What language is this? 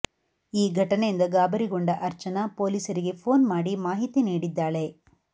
Kannada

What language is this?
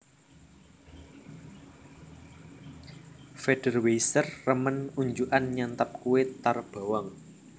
Javanese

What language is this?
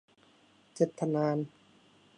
Thai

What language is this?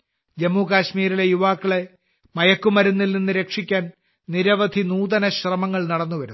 Malayalam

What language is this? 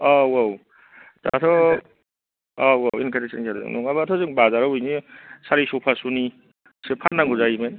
Bodo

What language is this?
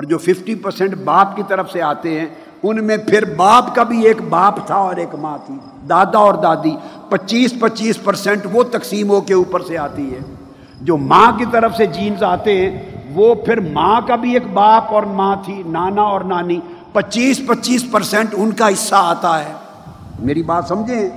Urdu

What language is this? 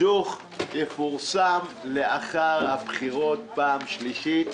Hebrew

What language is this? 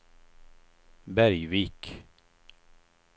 Swedish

